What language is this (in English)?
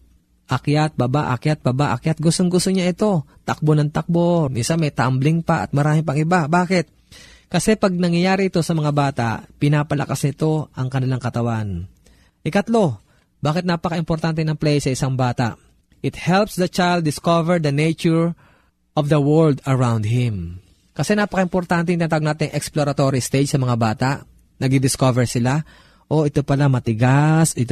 Filipino